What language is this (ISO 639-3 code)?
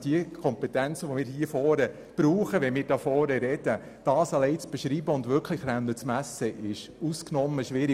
gsw